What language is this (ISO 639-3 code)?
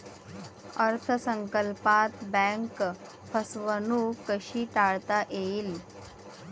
mar